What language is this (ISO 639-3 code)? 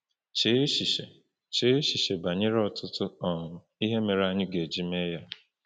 ibo